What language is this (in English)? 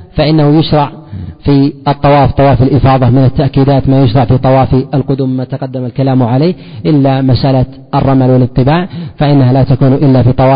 Arabic